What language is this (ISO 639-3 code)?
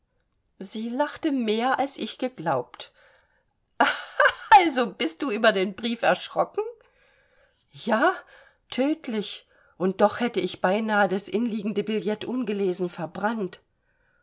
deu